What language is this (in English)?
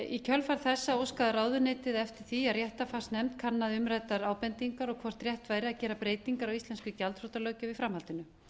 Icelandic